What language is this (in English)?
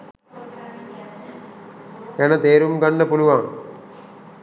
Sinhala